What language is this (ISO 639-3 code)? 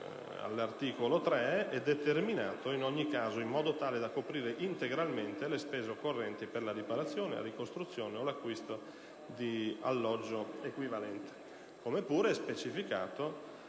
ita